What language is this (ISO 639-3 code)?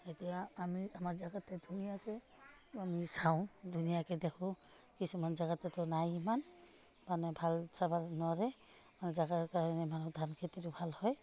asm